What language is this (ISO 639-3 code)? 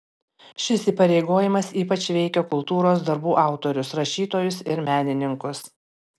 lit